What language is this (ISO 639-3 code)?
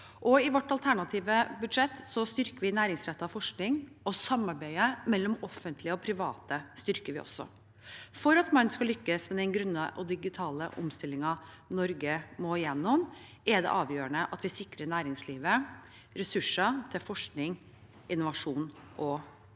nor